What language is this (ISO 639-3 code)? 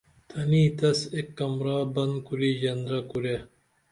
dml